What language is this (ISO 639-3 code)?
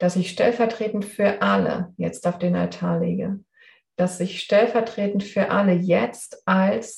deu